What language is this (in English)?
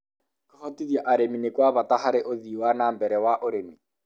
Kikuyu